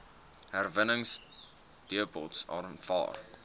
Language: Afrikaans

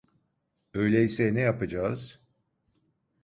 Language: Turkish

